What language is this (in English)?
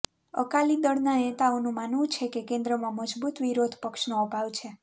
Gujarati